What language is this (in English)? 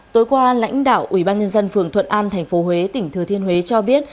Vietnamese